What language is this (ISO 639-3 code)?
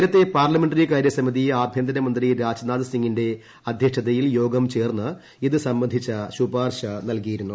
mal